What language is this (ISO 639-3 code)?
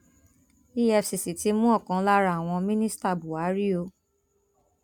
yor